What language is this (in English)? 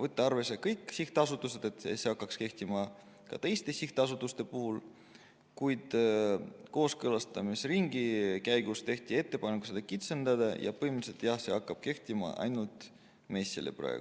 Estonian